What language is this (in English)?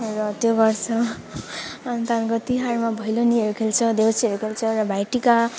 Nepali